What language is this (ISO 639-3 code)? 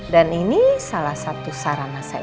ind